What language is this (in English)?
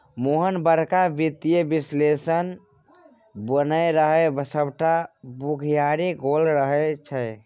Maithili